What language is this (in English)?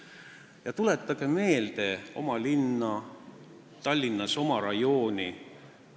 Estonian